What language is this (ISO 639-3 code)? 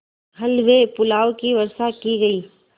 hin